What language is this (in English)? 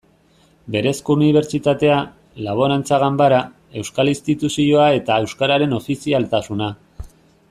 Basque